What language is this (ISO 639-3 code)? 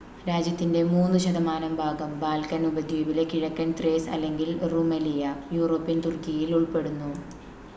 mal